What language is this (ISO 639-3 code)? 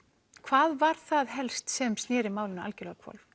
isl